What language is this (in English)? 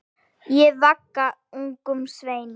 Icelandic